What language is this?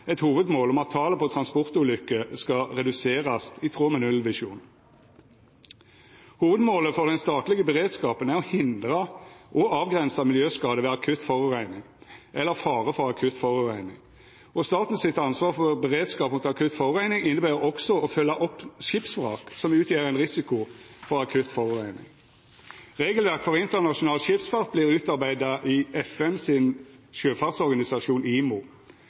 Norwegian Nynorsk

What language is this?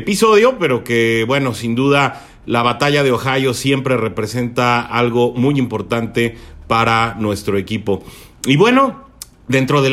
Spanish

